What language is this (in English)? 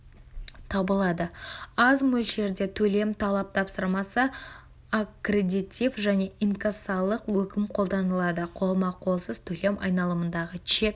Kazakh